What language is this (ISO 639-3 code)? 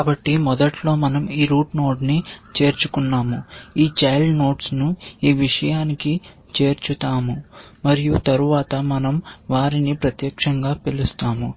tel